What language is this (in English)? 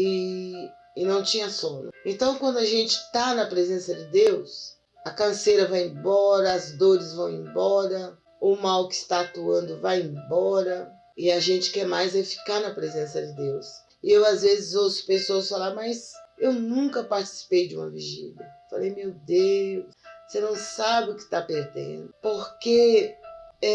Portuguese